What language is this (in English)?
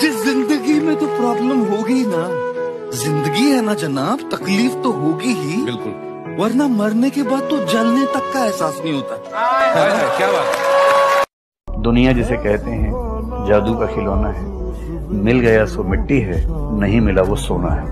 Hindi